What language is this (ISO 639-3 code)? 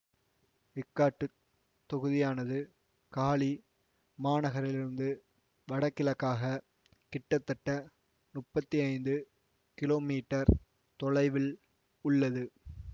tam